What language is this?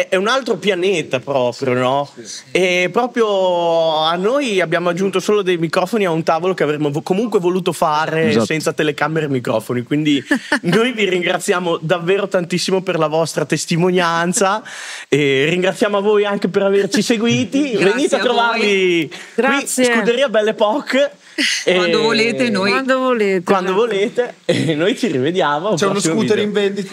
Italian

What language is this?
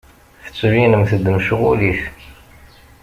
Kabyle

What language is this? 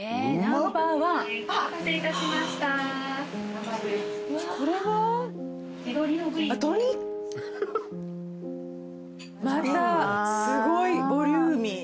Japanese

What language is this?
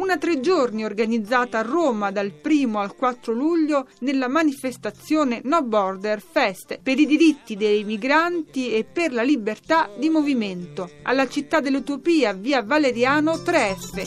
Italian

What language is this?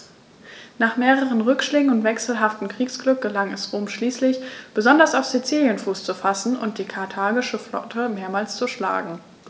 German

